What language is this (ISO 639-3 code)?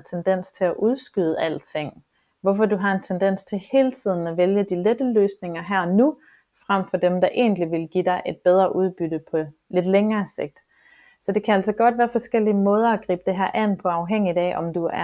dan